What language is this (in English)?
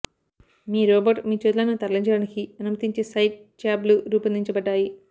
Telugu